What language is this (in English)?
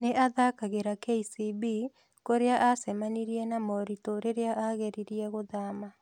Kikuyu